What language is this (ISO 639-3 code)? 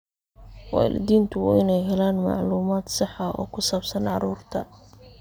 som